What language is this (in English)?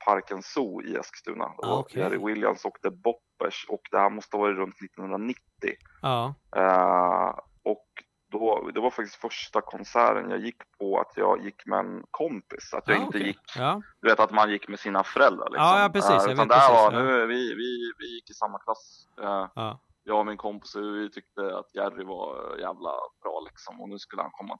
Swedish